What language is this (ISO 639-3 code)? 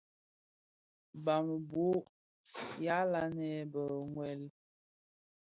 ksf